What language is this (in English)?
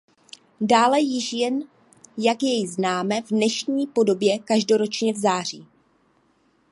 Czech